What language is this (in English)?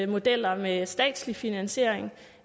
Danish